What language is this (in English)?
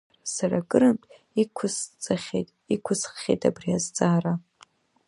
Abkhazian